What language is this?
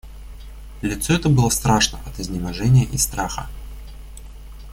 Russian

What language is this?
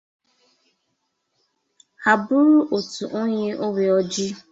Igbo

